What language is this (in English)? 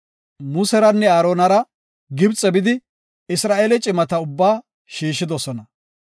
Gofa